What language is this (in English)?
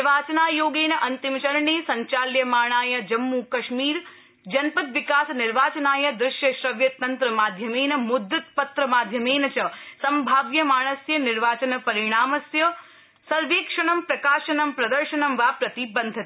Sanskrit